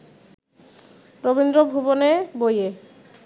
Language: Bangla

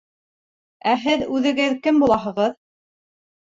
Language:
Bashkir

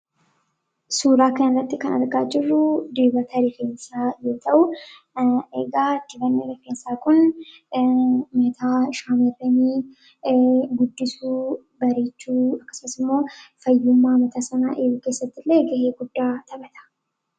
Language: Oromo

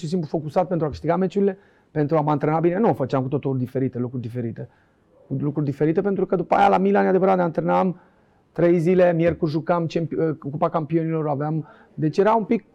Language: Romanian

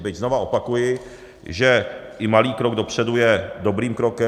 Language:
Czech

